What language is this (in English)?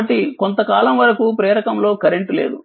Telugu